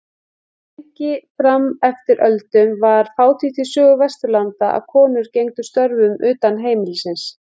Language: Icelandic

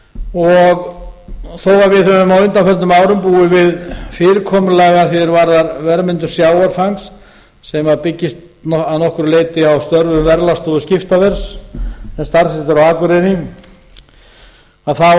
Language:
Icelandic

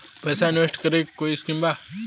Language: Bhojpuri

